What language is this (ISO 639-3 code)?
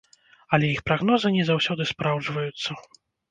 bel